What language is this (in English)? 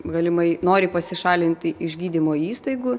Lithuanian